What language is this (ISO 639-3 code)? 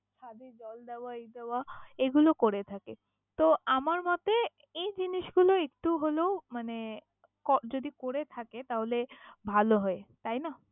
ben